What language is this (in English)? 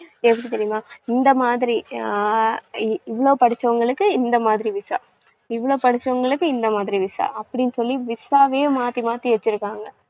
Tamil